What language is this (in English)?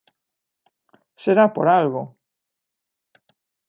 Galician